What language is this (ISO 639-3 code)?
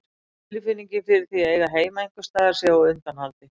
isl